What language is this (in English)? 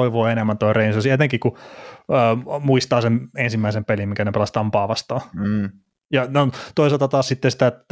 Finnish